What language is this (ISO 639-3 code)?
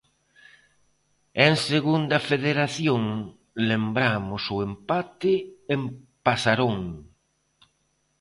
glg